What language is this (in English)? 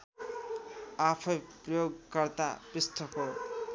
Nepali